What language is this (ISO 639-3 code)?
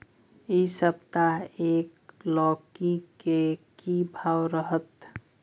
mai